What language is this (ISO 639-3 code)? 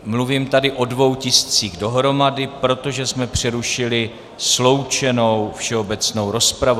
ces